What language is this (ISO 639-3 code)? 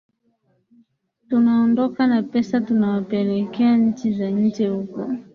swa